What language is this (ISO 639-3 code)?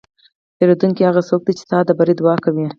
pus